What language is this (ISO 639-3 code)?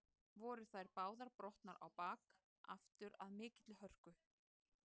isl